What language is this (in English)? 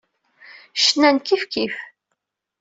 Kabyle